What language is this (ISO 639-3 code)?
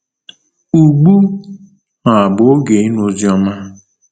ibo